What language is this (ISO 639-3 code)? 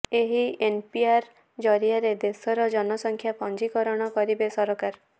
ori